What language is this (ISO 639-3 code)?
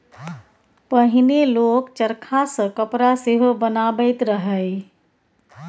mai